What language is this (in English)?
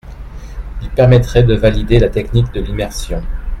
French